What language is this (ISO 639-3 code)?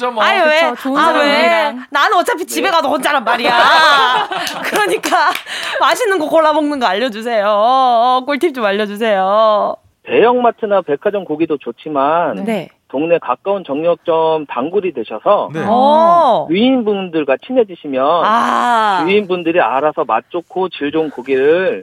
kor